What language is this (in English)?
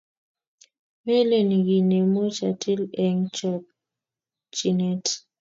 Kalenjin